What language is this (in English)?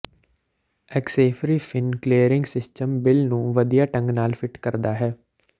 Punjabi